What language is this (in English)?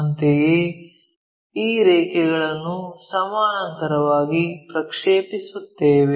Kannada